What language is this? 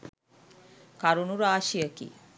Sinhala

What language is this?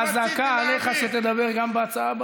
Hebrew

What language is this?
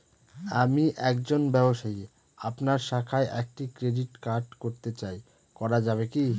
Bangla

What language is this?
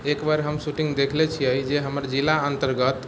Maithili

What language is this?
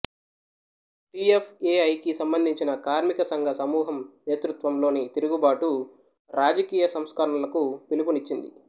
Telugu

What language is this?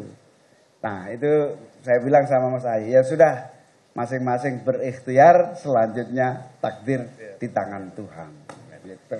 Indonesian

